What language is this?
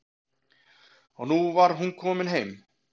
Icelandic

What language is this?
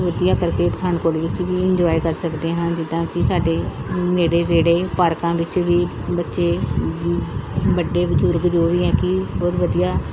Punjabi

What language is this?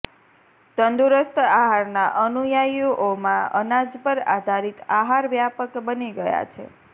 Gujarati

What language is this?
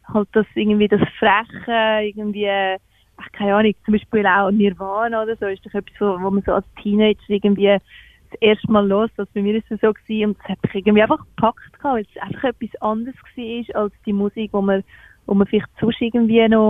German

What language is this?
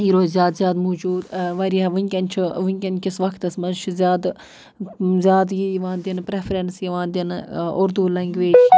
Kashmiri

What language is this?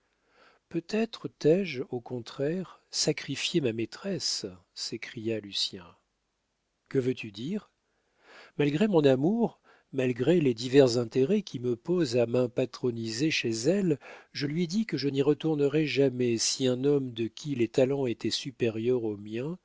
French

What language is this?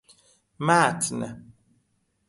Persian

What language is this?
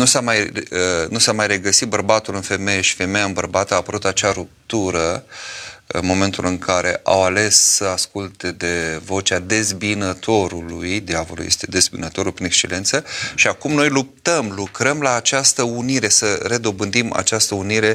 Romanian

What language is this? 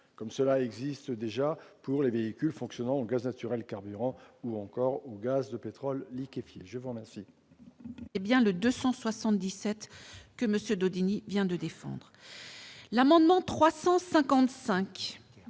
French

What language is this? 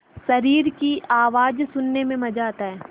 Hindi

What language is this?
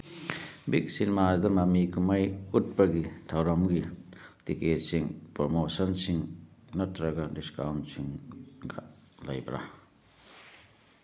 Manipuri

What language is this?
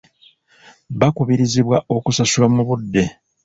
Ganda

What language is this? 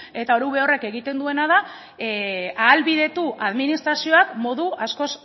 Basque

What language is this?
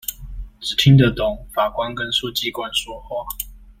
Chinese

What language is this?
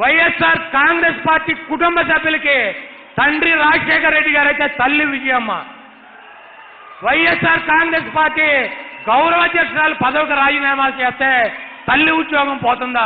Hindi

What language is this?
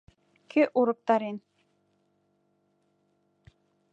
Mari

